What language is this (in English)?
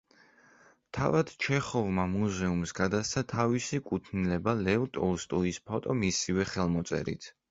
Georgian